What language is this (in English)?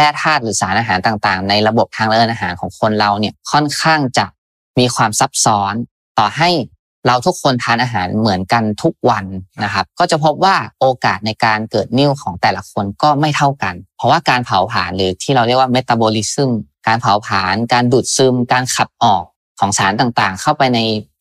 Thai